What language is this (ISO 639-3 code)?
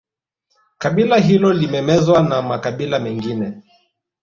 swa